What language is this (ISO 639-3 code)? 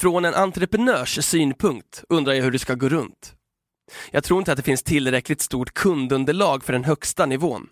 swe